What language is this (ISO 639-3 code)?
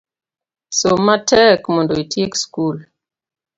luo